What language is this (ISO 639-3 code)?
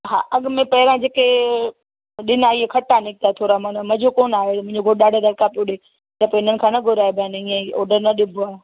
snd